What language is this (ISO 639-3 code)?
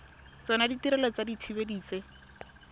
tsn